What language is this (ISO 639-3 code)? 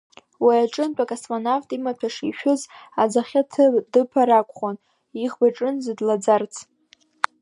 abk